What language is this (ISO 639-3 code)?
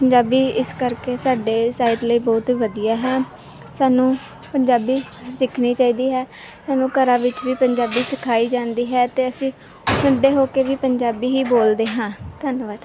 pan